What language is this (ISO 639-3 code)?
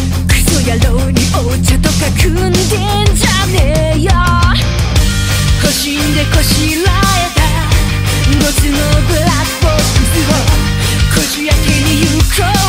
jpn